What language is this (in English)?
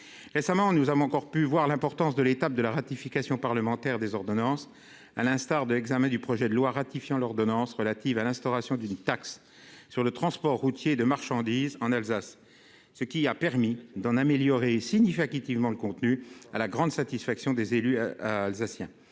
French